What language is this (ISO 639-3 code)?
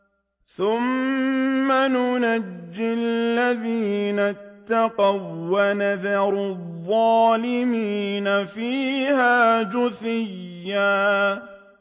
ara